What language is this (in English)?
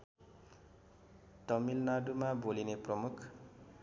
Nepali